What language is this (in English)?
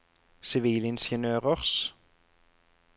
Norwegian